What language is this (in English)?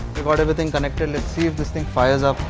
English